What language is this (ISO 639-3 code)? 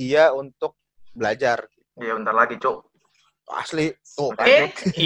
ind